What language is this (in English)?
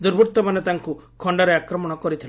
Odia